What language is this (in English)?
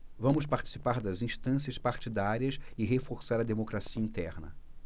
Portuguese